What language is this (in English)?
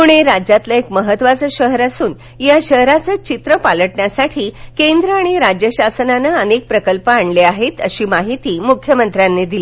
Marathi